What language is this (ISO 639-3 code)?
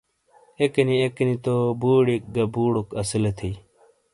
scl